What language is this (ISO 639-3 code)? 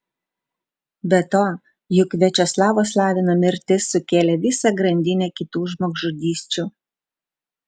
lit